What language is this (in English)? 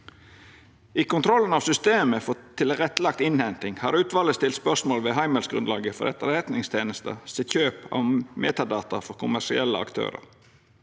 Norwegian